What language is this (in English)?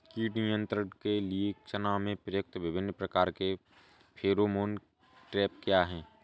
Hindi